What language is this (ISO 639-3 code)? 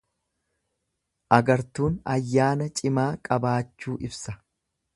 orm